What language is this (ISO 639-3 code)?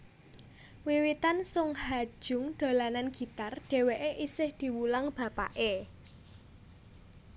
jav